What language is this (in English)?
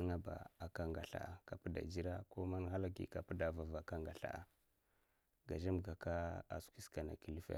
Mafa